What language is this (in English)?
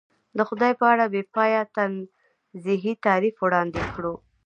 Pashto